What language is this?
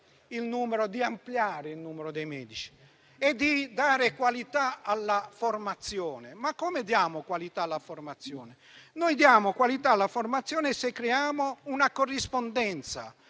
Italian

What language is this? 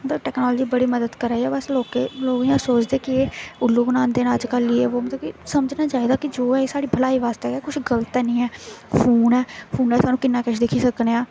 Dogri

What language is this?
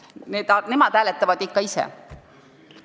Estonian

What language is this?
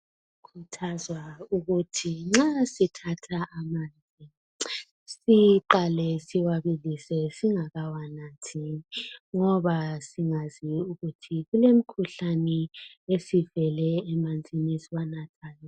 North Ndebele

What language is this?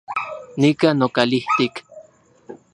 Central Puebla Nahuatl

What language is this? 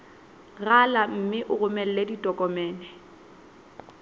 Southern Sotho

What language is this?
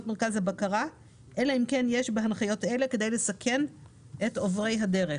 Hebrew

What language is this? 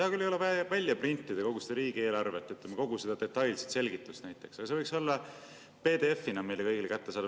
Estonian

